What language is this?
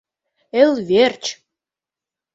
Mari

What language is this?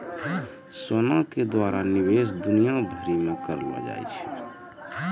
Maithili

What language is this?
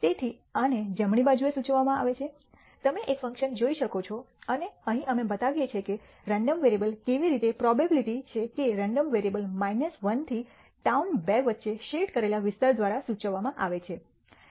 Gujarati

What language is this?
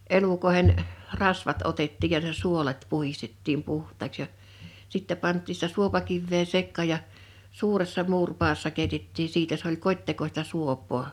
Finnish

